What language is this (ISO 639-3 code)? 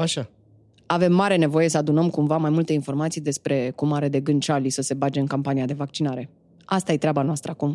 ron